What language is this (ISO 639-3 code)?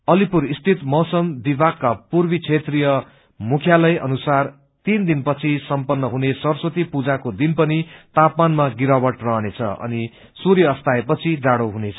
nep